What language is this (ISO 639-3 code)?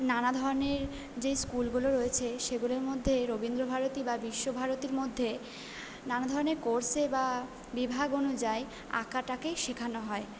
ben